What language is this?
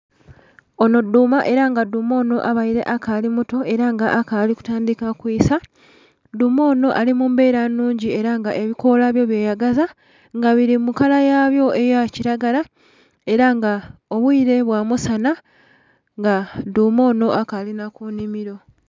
Soga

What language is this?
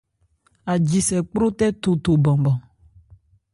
Ebrié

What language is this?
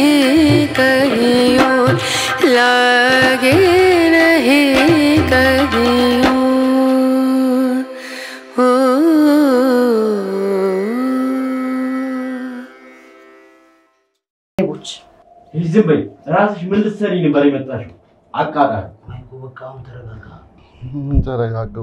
Arabic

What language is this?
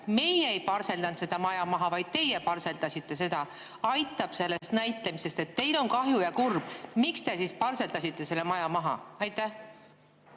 Estonian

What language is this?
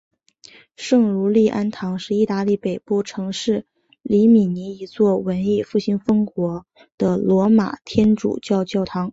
Chinese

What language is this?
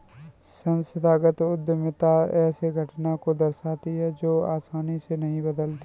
Hindi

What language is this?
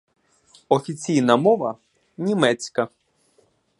Ukrainian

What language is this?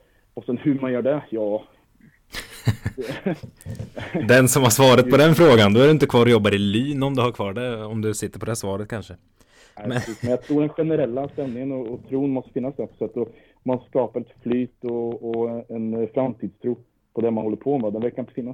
Swedish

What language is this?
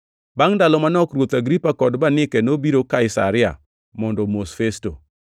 Luo (Kenya and Tanzania)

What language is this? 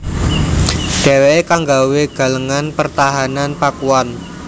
Javanese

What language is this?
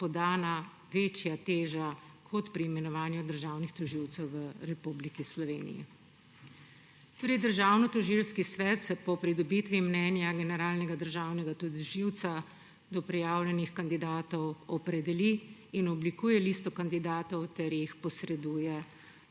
Slovenian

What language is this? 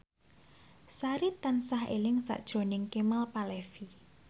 Javanese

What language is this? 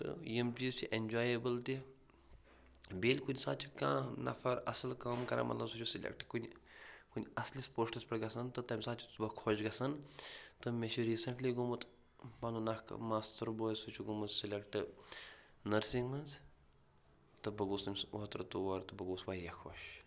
Kashmiri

